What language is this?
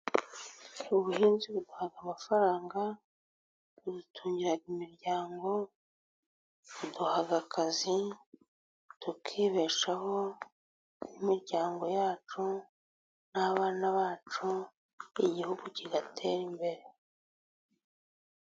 Kinyarwanda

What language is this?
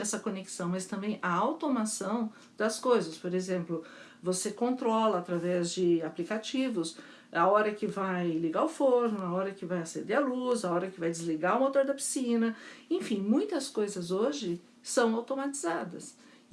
Portuguese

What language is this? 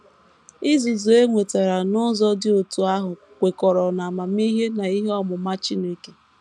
Igbo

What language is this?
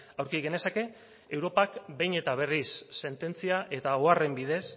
Basque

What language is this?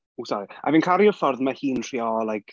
Welsh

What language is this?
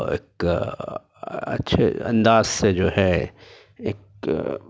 Urdu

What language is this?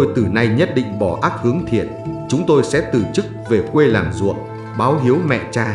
Vietnamese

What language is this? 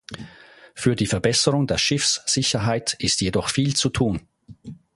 German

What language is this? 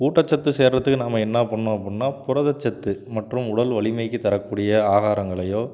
Tamil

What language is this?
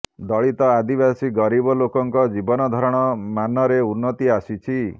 Odia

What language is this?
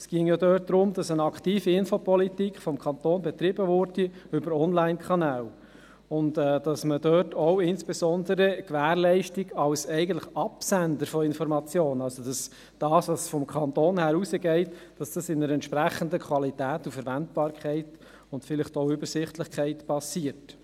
Swiss German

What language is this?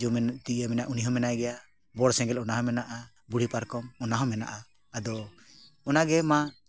Santali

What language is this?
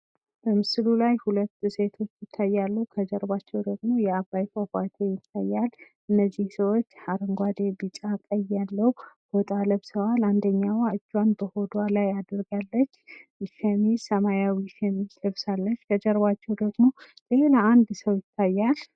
Amharic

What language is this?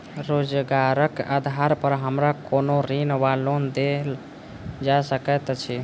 Maithili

